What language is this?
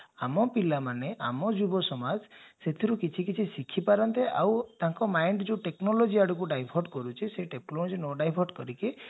Odia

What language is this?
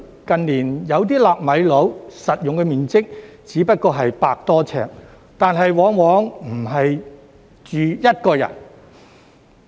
Cantonese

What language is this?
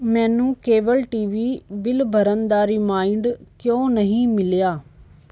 Punjabi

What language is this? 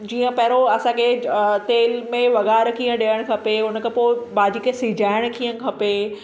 Sindhi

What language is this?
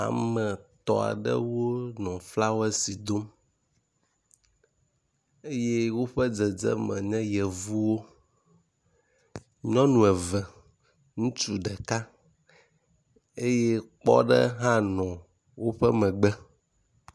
Ewe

